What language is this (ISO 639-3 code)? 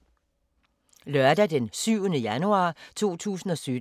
dan